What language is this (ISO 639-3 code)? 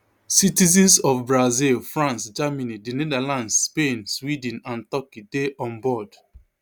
pcm